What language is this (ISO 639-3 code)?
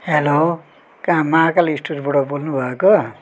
nep